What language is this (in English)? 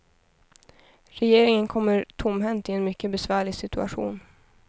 Swedish